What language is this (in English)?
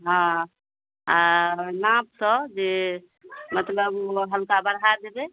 Maithili